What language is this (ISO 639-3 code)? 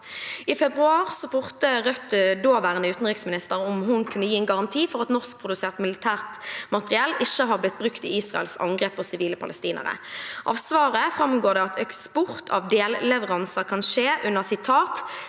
nor